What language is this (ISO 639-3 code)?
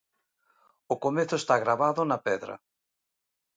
glg